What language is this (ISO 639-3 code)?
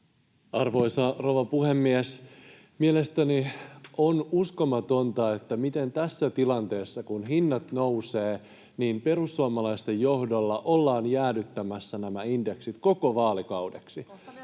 fin